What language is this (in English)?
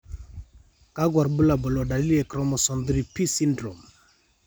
Masai